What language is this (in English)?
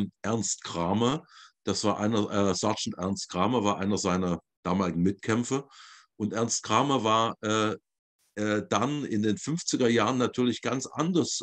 German